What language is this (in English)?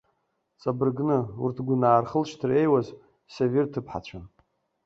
Abkhazian